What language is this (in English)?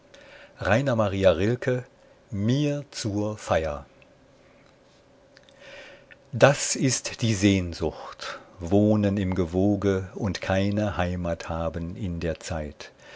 German